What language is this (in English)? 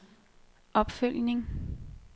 Danish